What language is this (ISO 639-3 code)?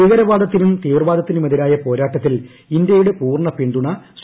mal